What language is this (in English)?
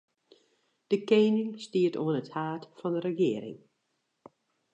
Western Frisian